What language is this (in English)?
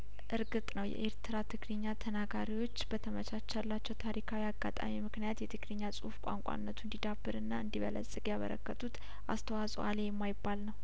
Amharic